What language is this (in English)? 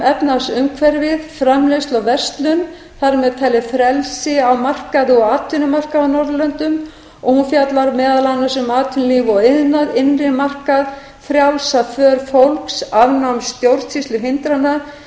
Icelandic